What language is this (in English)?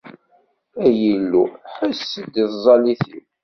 Kabyle